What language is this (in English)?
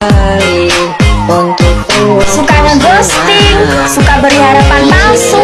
Indonesian